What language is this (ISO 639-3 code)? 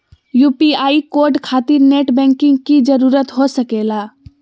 mag